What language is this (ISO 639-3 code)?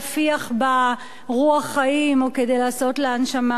heb